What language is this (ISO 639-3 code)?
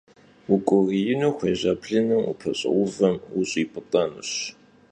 kbd